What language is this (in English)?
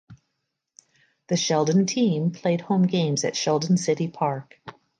English